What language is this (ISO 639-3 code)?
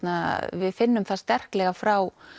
isl